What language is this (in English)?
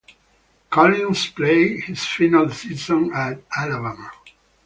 English